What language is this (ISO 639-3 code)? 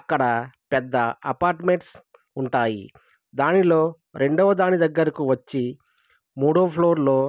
tel